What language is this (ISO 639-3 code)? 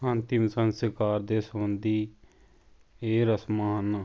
pan